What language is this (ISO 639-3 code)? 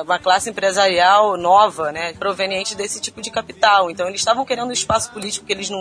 por